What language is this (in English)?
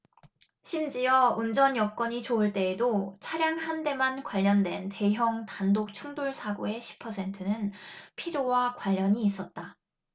Korean